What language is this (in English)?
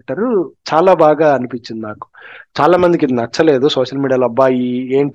Telugu